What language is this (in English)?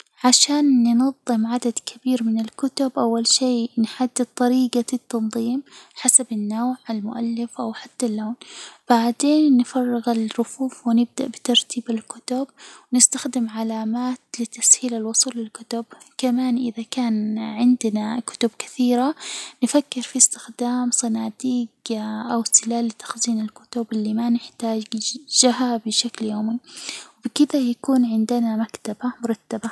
Hijazi Arabic